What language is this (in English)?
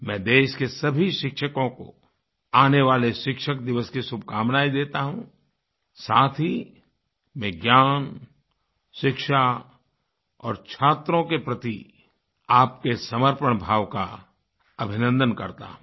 Hindi